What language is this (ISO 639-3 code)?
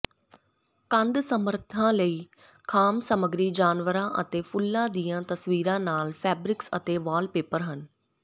pan